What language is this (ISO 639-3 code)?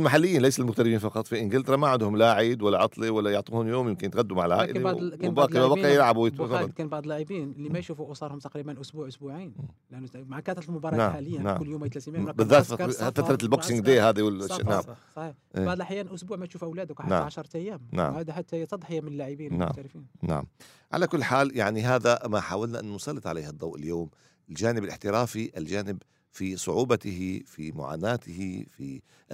ara